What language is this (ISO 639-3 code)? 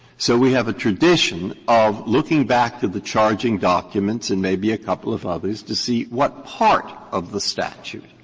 eng